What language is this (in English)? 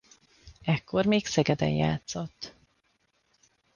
Hungarian